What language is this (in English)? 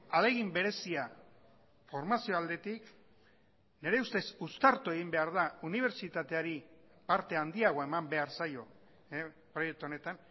Basque